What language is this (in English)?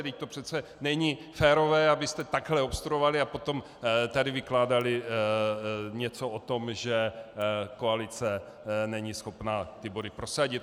Czech